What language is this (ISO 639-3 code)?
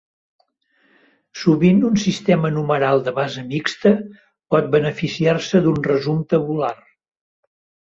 cat